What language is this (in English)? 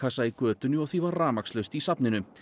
Icelandic